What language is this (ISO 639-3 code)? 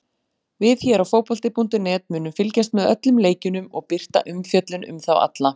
isl